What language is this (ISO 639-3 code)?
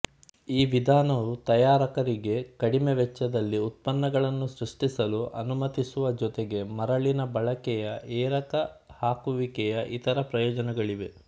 kan